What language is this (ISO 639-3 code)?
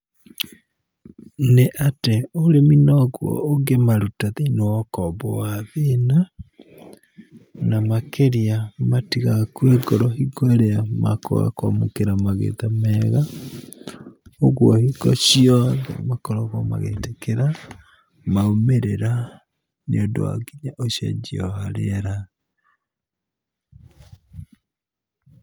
kik